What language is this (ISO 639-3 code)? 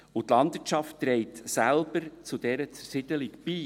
gsw